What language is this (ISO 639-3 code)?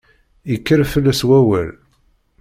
kab